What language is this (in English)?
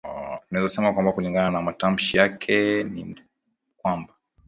Swahili